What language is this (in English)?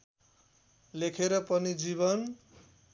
Nepali